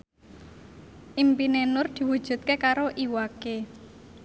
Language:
Javanese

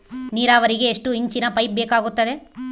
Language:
Kannada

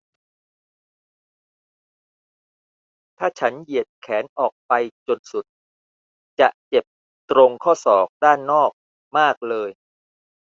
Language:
Thai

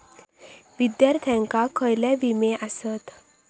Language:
Marathi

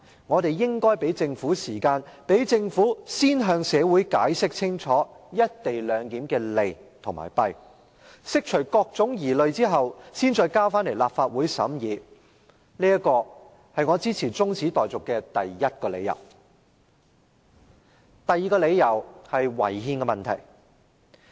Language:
Cantonese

